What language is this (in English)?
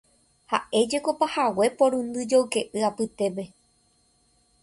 Guarani